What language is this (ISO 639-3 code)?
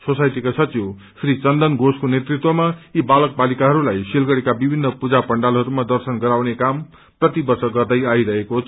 nep